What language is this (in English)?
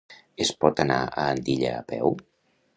Catalan